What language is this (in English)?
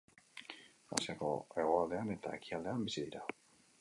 Basque